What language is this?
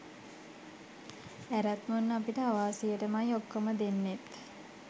Sinhala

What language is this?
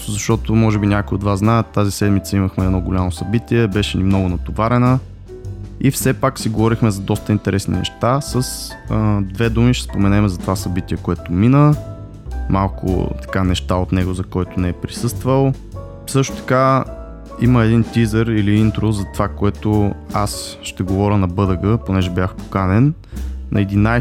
Bulgarian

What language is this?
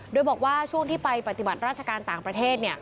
Thai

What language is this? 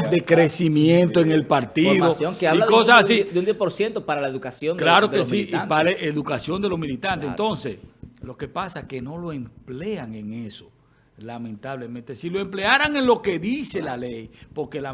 Spanish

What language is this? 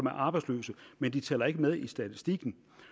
Danish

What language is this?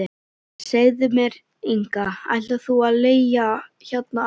Icelandic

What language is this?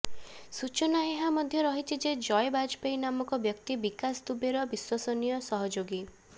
Odia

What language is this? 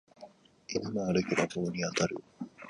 Japanese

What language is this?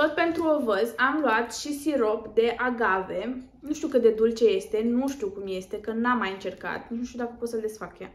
Romanian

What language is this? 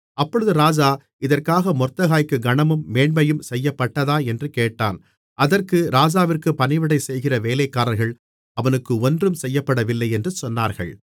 Tamil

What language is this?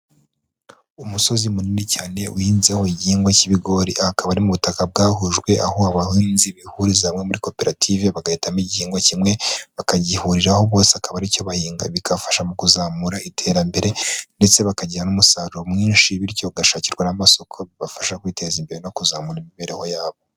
Kinyarwanda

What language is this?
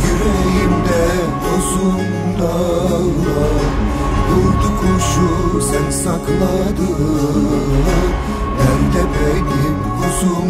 Turkish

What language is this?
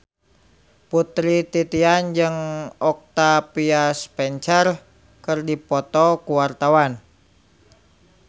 Sundanese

